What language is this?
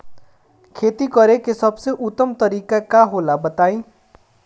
Bhojpuri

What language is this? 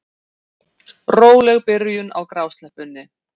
Icelandic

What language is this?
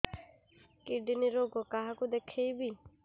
Odia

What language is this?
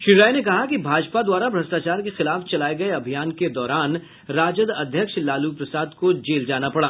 Hindi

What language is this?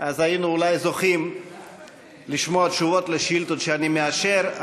Hebrew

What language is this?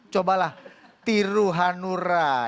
Indonesian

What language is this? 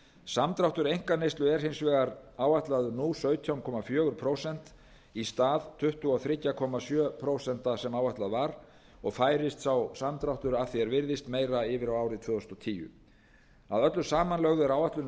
Icelandic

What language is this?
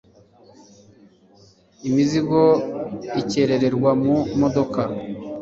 Kinyarwanda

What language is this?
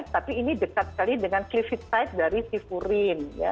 Indonesian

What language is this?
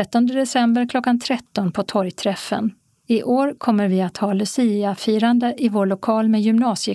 Swedish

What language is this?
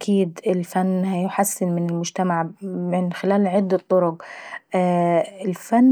Saidi Arabic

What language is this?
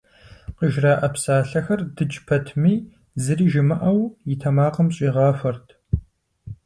Kabardian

